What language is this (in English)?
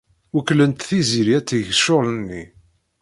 Kabyle